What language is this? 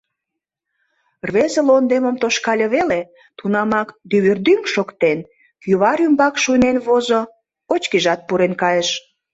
Mari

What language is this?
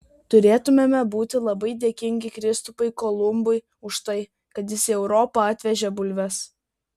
Lithuanian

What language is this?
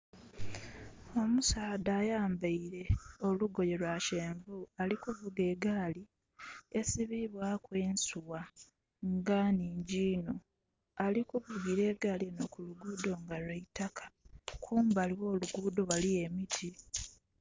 Soga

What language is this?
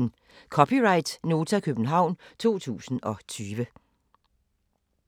Danish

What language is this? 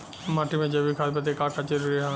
Bhojpuri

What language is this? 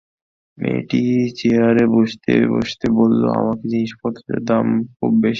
Bangla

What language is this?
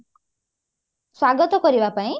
Odia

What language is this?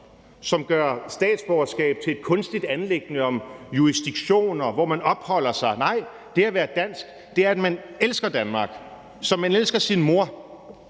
Danish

